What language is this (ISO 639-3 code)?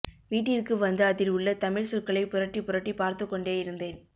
tam